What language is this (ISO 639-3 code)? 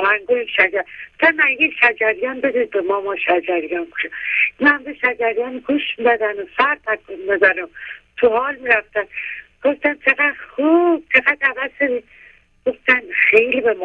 fas